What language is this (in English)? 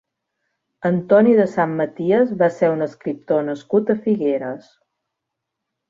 Catalan